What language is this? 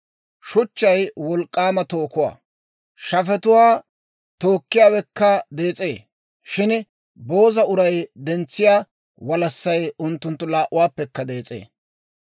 Dawro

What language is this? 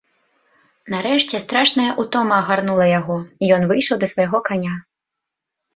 Belarusian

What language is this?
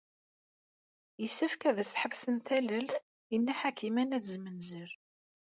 Kabyle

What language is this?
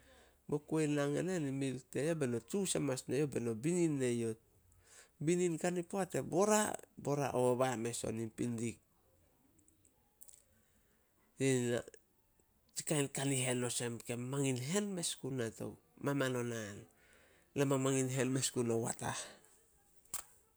Solos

